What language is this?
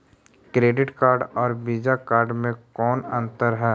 Magahi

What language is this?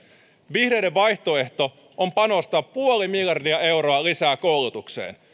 Finnish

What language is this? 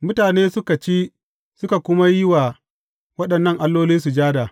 Hausa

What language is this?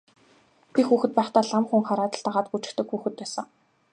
Mongolian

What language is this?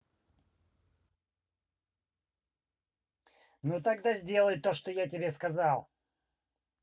Russian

